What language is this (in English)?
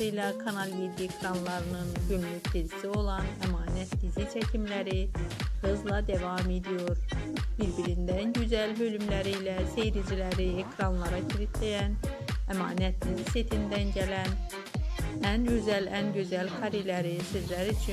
Turkish